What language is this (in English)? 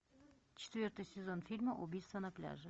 Russian